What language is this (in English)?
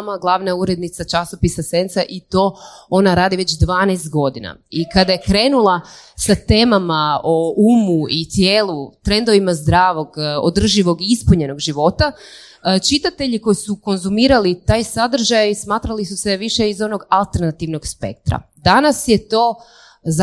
Croatian